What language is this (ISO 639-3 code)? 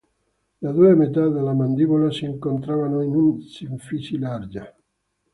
ita